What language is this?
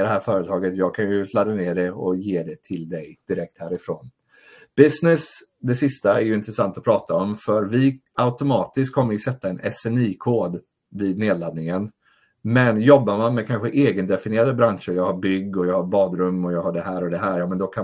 Swedish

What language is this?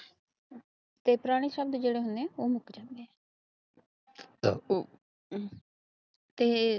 Punjabi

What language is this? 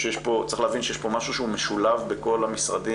Hebrew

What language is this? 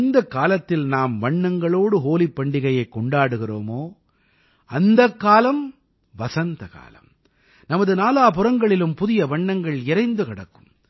Tamil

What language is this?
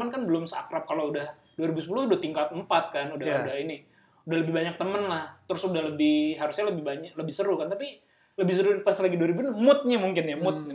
Indonesian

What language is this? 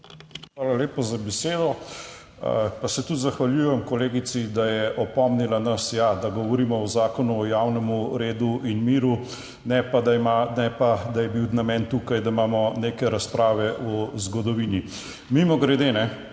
Slovenian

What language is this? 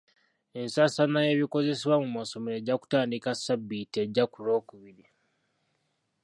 Ganda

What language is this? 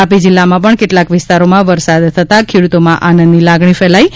Gujarati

